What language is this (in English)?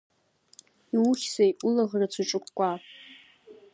Abkhazian